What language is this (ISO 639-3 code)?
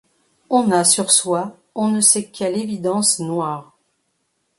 fra